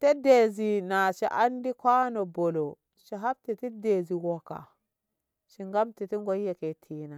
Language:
Ngamo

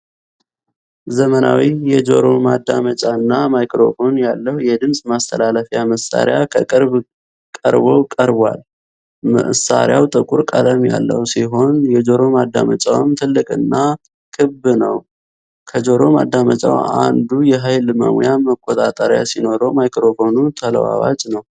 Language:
Amharic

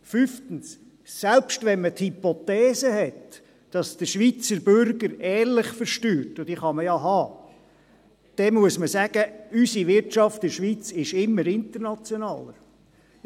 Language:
Swiss German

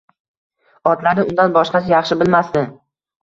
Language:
Uzbek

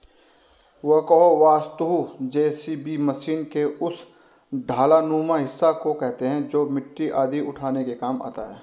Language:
Hindi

